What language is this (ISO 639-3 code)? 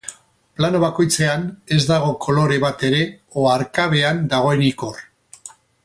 eus